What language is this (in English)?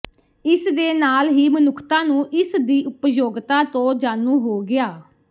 Punjabi